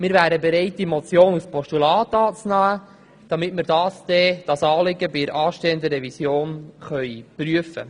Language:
Swiss German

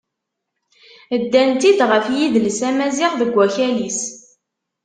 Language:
Kabyle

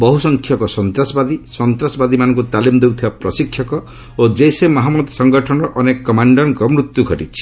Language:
Odia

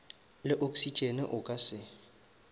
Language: Northern Sotho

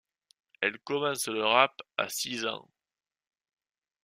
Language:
French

